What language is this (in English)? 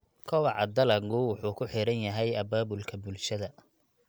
Somali